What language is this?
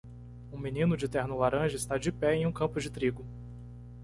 Portuguese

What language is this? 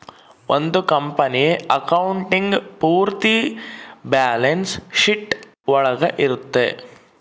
Kannada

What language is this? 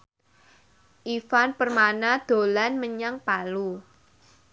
Javanese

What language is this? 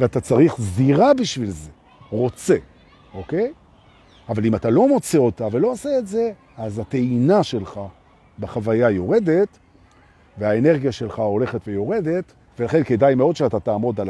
Hebrew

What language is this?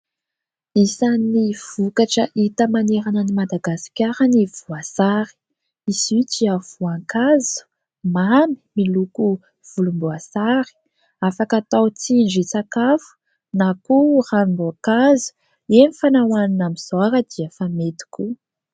Malagasy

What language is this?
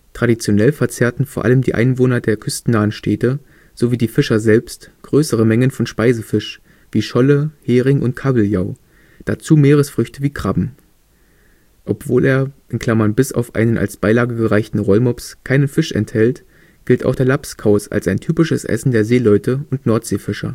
German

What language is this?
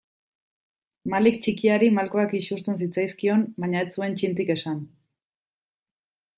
Basque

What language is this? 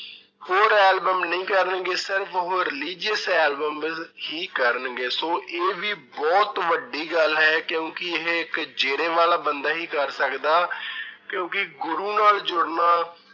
Punjabi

